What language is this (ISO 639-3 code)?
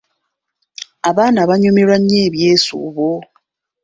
lug